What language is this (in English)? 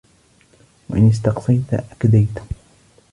Arabic